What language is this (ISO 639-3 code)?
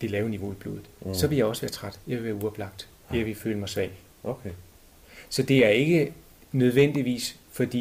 dan